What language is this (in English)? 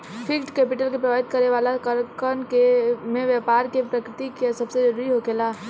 Bhojpuri